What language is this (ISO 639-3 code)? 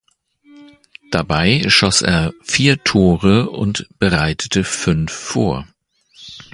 deu